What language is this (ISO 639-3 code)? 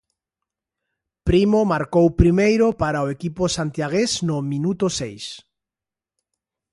glg